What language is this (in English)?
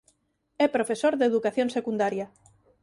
Galician